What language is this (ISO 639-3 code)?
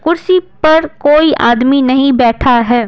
hin